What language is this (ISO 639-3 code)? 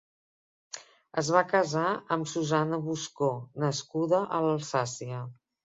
cat